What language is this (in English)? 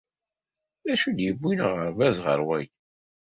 Kabyle